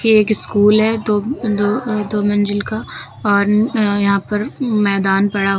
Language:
Hindi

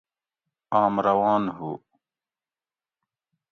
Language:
Gawri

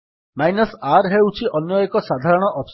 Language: Odia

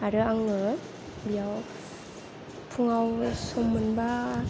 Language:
Bodo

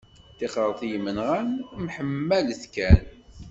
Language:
Kabyle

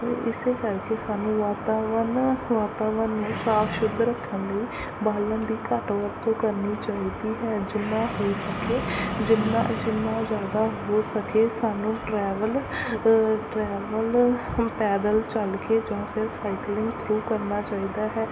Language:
Punjabi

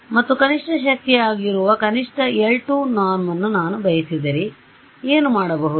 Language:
Kannada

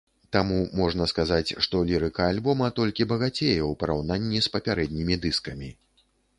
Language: Belarusian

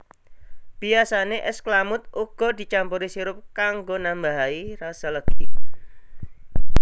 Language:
Javanese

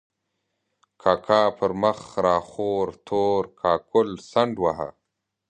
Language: Pashto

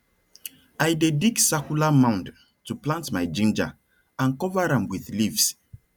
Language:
Nigerian Pidgin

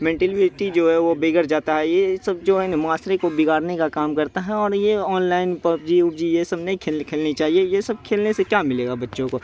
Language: Urdu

